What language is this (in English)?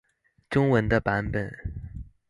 Chinese